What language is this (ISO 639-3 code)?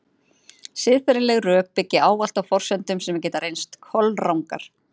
isl